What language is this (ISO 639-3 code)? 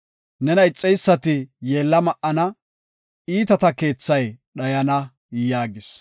gof